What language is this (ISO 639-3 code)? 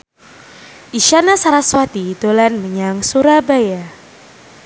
jav